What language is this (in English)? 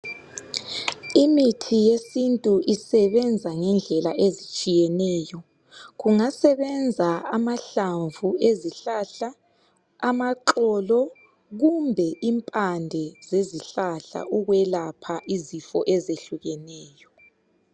North Ndebele